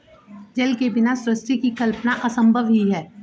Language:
Hindi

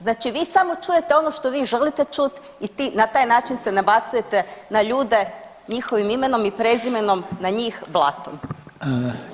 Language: Croatian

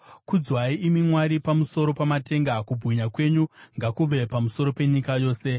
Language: Shona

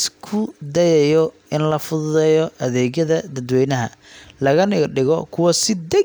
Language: Somali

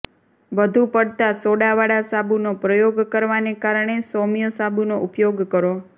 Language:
Gujarati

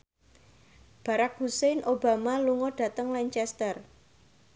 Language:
Javanese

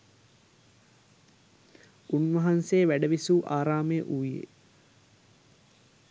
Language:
Sinhala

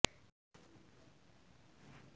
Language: Punjabi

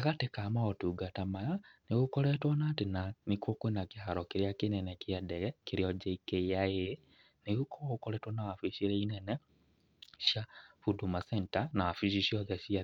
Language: Kikuyu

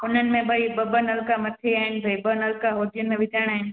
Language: Sindhi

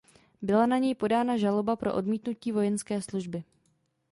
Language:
Czech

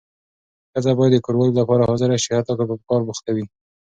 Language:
Pashto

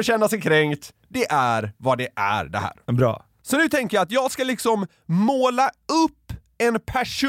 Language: Swedish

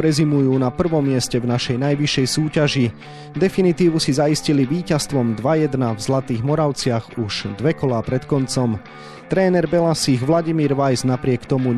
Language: Slovak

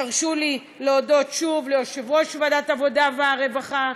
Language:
Hebrew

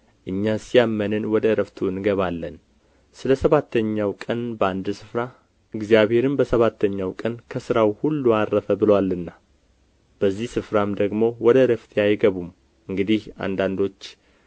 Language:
Amharic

